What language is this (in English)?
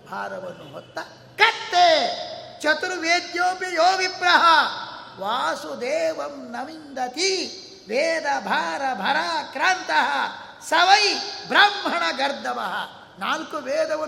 Kannada